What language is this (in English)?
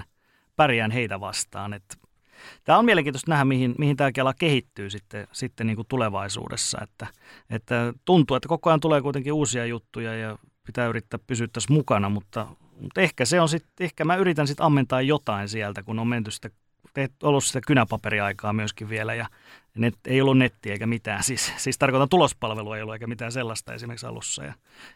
Finnish